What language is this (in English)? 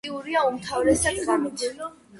Georgian